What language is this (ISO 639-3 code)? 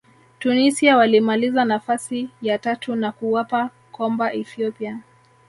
swa